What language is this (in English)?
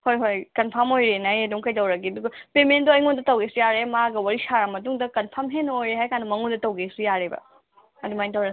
Manipuri